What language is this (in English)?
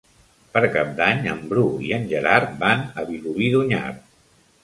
Catalan